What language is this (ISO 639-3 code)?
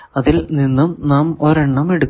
mal